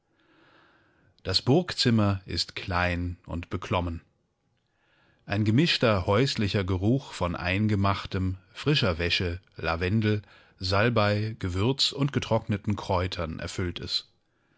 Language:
German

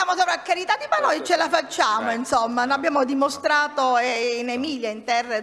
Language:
Italian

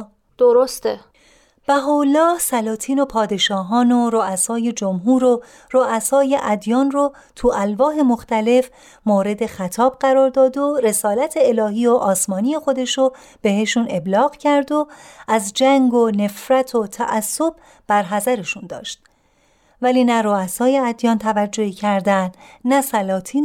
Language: Persian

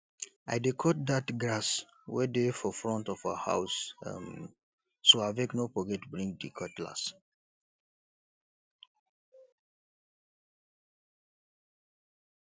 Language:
Nigerian Pidgin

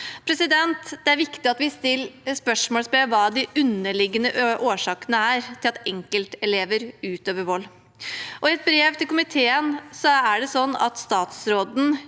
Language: Norwegian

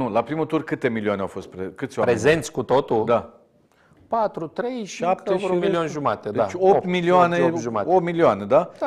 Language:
Romanian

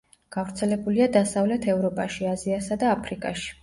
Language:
Georgian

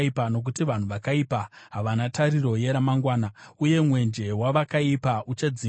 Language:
Shona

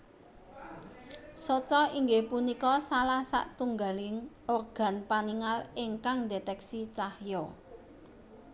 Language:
Javanese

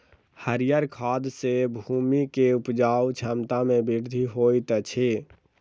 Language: Maithili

